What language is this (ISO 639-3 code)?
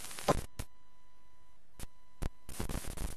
heb